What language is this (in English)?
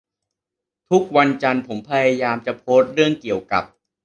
Thai